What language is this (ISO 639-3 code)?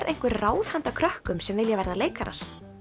isl